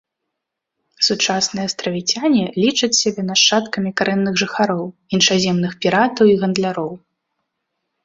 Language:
Belarusian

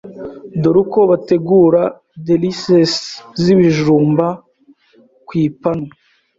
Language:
Kinyarwanda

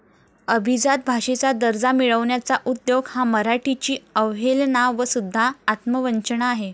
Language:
Marathi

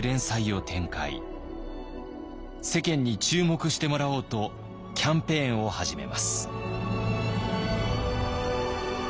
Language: Japanese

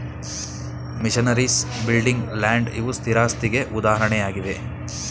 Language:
Kannada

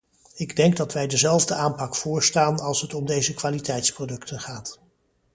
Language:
Dutch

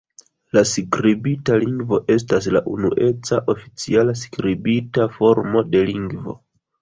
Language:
Esperanto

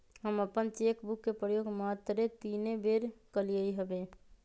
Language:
Magahi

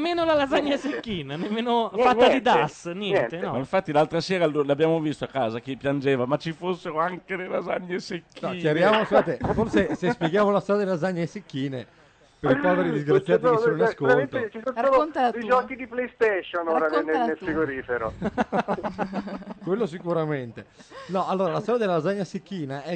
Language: Italian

